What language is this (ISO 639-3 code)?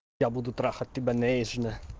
rus